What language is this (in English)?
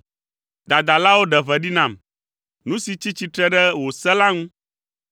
Ewe